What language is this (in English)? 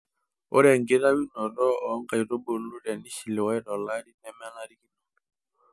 Masai